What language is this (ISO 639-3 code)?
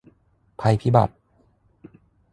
tha